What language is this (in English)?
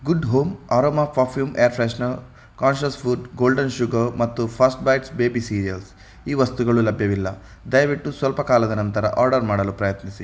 Kannada